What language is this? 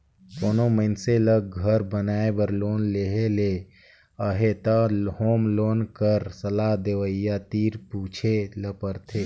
Chhattisgarhi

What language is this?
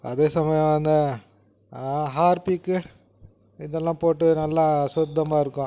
Tamil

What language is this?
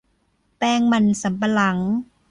Thai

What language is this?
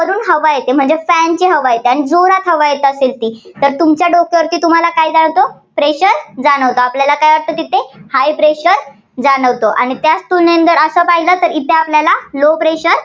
Marathi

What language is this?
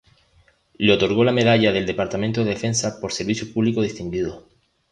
Spanish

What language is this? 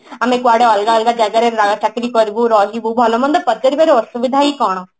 Odia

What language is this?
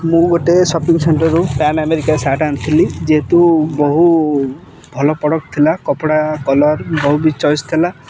Odia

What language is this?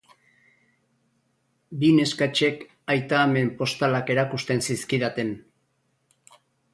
Basque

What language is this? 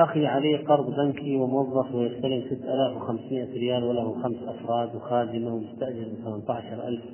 Arabic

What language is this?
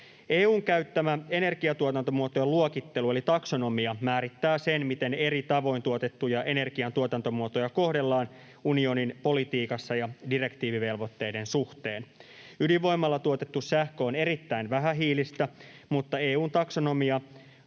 Finnish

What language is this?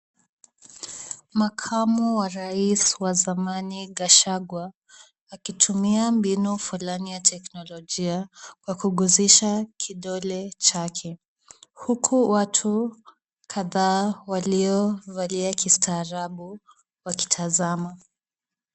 Swahili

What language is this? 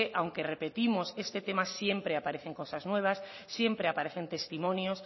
Spanish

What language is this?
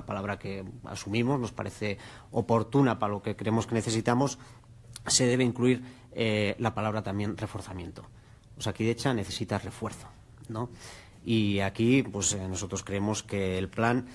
Spanish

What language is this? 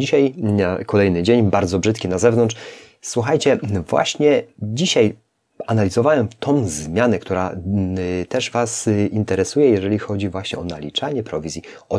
Polish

